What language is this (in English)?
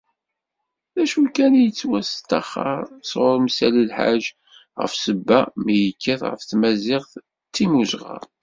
Kabyle